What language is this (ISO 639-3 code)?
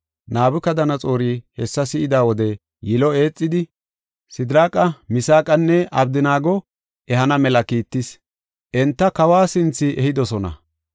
gof